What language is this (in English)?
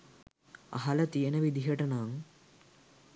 Sinhala